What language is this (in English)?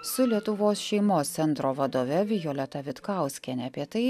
Lithuanian